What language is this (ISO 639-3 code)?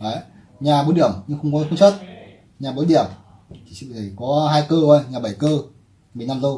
vie